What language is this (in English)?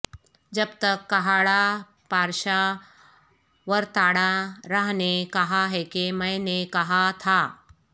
Urdu